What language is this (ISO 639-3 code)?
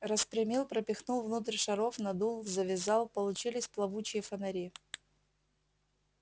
rus